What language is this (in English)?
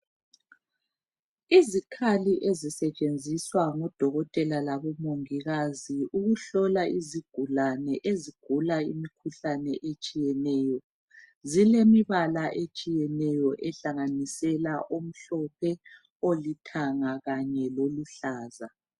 North Ndebele